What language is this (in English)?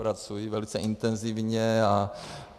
Czech